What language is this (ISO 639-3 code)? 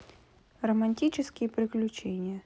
rus